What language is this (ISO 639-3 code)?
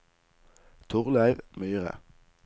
nor